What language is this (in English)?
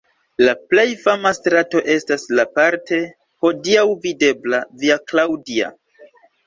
Esperanto